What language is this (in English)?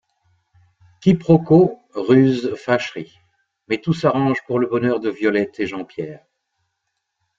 French